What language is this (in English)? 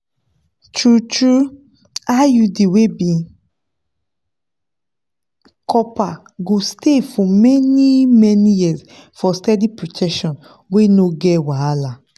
Nigerian Pidgin